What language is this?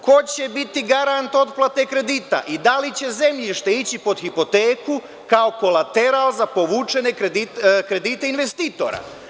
Serbian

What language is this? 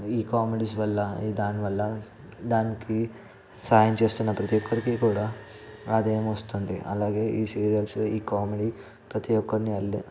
Telugu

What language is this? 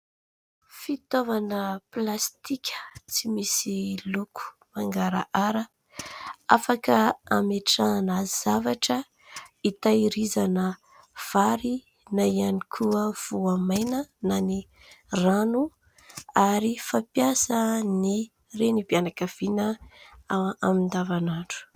Malagasy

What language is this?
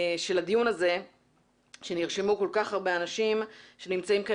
Hebrew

